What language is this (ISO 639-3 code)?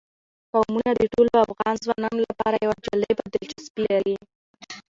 pus